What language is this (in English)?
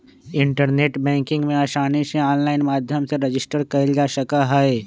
Magahi